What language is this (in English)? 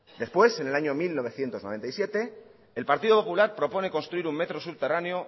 Spanish